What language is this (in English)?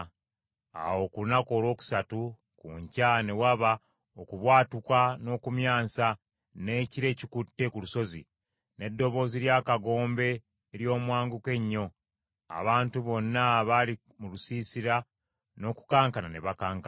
Ganda